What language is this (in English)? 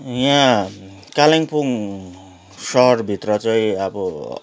Nepali